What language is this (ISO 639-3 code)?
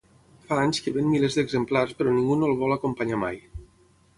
cat